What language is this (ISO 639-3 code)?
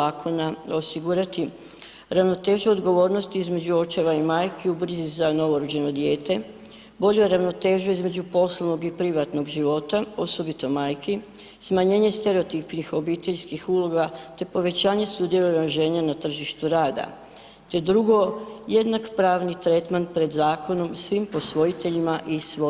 hrv